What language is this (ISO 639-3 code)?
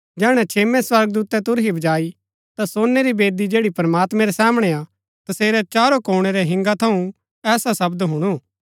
gbk